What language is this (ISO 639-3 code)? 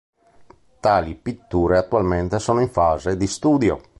ita